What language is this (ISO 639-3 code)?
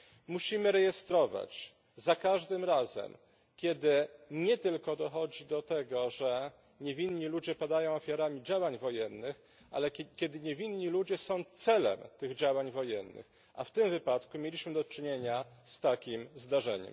pol